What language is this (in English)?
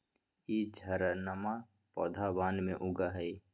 Magahi